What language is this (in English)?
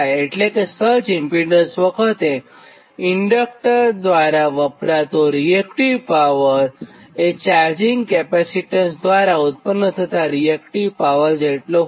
Gujarati